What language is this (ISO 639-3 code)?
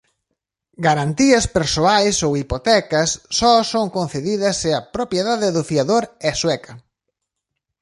glg